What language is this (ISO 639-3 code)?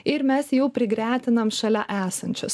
lit